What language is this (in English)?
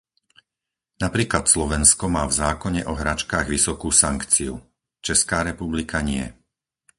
Slovak